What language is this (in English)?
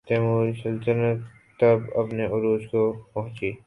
Urdu